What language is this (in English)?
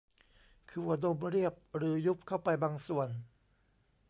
Thai